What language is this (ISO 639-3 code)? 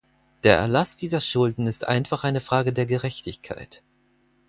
deu